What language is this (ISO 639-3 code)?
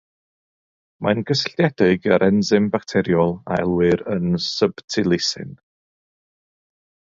cym